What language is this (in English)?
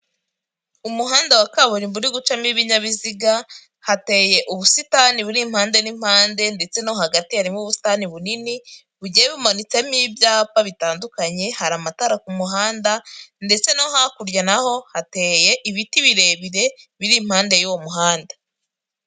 Kinyarwanda